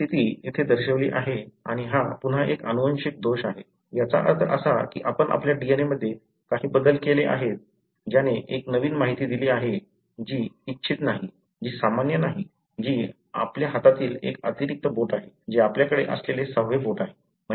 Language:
Marathi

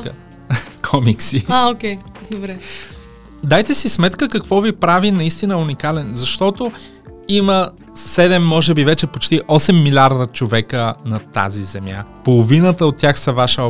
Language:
Bulgarian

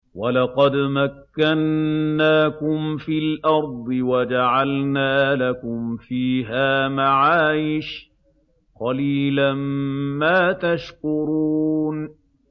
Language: Arabic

